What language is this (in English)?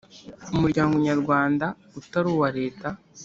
Kinyarwanda